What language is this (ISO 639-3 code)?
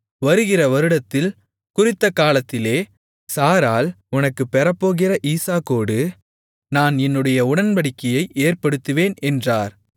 tam